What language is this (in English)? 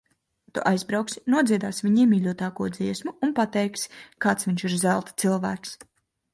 Latvian